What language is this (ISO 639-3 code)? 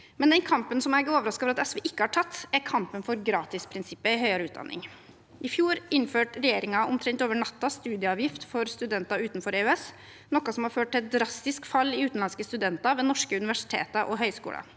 nor